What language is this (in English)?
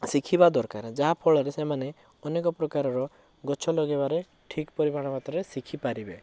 Odia